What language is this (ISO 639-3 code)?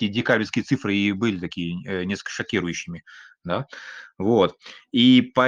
rus